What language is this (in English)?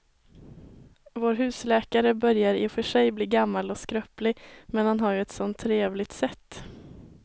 Swedish